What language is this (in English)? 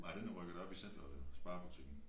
Danish